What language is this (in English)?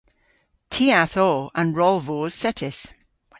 Cornish